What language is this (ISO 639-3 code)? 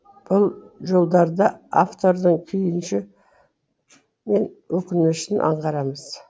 kaz